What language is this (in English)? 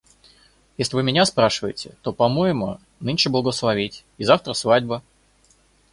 Russian